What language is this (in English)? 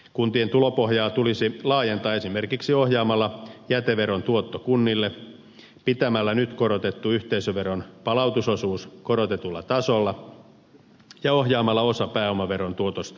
Finnish